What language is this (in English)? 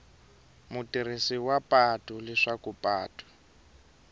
Tsonga